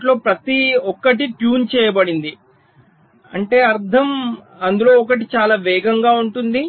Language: Telugu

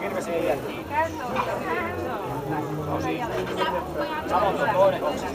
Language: Finnish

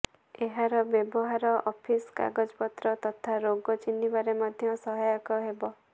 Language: Odia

